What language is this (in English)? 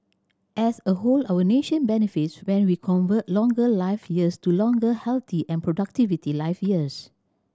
English